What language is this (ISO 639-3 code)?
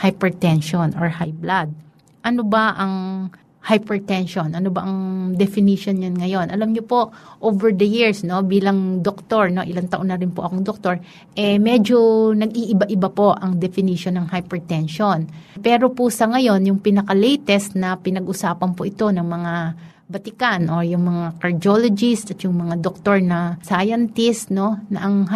fil